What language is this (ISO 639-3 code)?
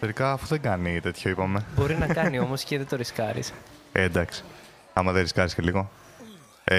ell